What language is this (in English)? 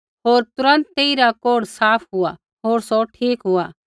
Kullu Pahari